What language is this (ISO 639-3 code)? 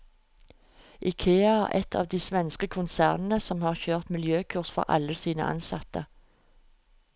nor